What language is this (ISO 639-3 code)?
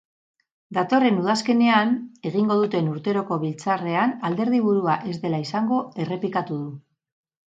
eus